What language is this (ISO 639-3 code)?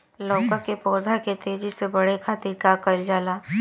bho